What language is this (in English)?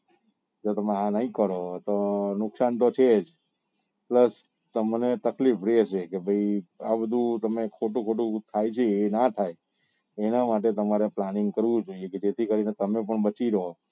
Gujarati